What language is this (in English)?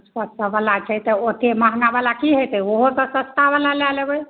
Maithili